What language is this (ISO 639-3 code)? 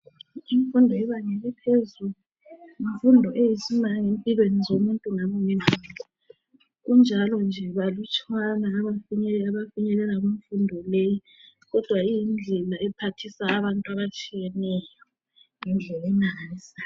nde